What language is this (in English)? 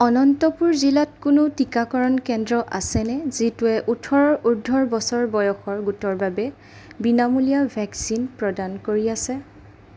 Assamese